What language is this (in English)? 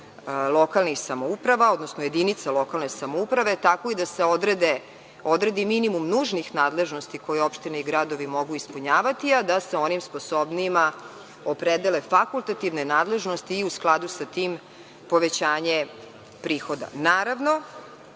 Serbian